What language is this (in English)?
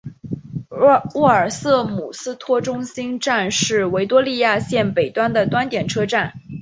Chinese